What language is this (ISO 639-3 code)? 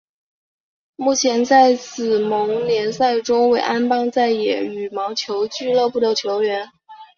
zho